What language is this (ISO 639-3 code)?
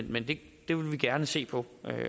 dan